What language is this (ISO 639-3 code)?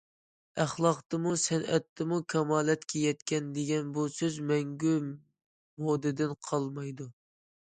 uig